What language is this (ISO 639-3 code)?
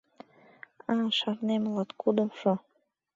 chm